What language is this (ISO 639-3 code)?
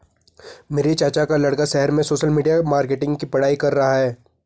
hin